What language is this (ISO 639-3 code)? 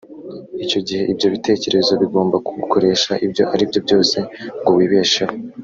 kin